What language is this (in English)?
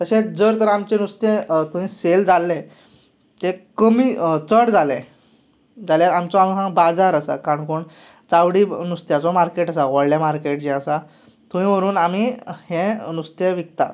Konkani